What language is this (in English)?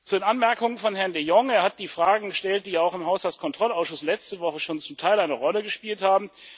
German